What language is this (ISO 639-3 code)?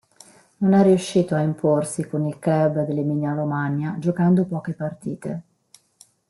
ita